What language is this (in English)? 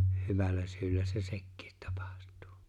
Finnish